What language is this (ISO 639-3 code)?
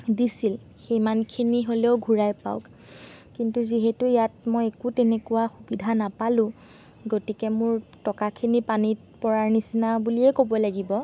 asm